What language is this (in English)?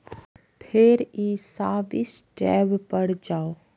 Maithili